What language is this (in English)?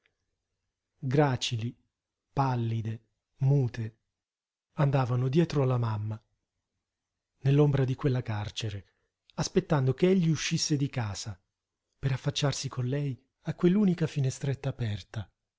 Italian